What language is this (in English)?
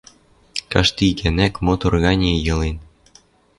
Western Mari